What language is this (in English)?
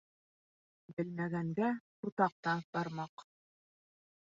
Bashkir